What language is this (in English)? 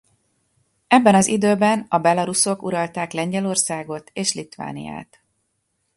Hungarian